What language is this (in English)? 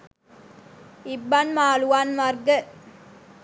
Sinhala